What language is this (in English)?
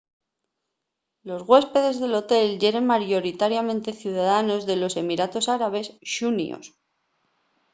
Asturian